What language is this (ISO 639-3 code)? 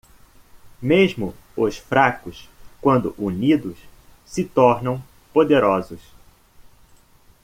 por